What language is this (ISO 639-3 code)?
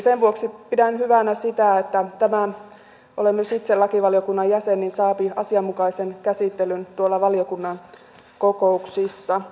fin